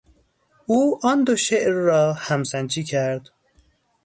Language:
Persian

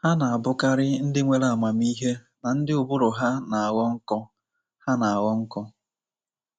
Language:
Igbo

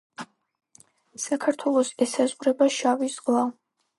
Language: Georgian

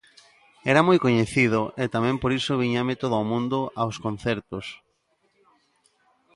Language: Galician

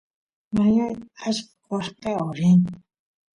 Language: Santiago del Estero Quichua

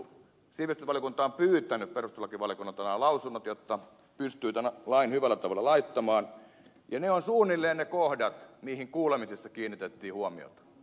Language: Finnish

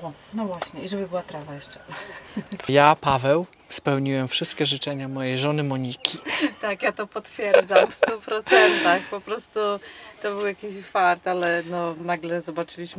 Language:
Polish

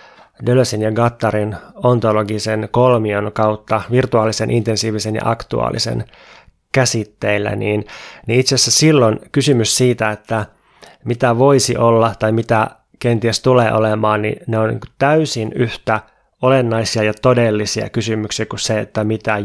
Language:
Finnish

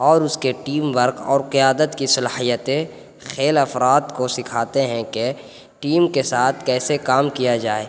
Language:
Urdu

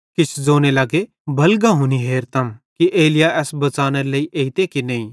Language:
Bhadrawahi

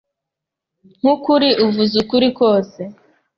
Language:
Kinyarwanda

